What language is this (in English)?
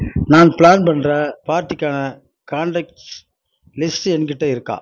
Tamil